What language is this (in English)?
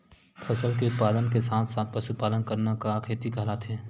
Chhattisgarhi